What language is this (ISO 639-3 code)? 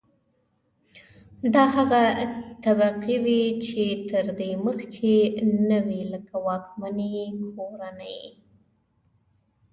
pus